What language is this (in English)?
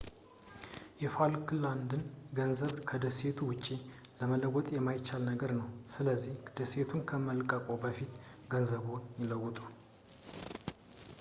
Amharic